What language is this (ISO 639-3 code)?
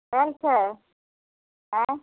mai